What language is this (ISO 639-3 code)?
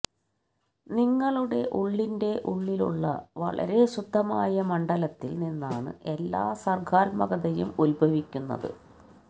mal